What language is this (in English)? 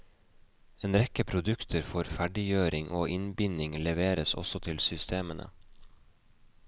Norwegian